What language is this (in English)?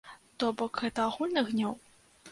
Belarusian